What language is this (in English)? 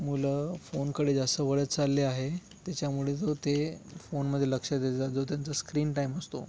Marathi